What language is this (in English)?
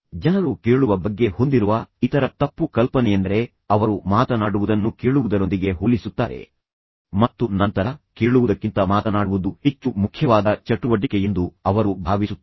Kannada